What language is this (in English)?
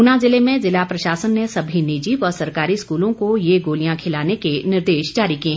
Hindi